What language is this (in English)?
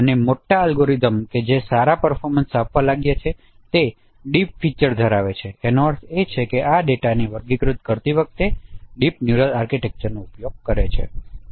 Gujarati